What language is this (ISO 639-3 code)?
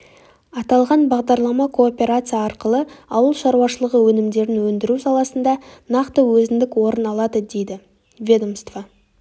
kaz